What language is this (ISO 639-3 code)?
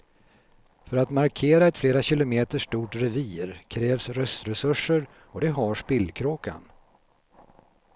swe